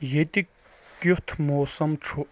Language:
Kashmiri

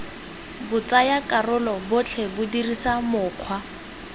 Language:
Tswana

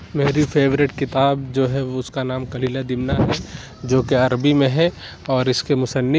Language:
Urdu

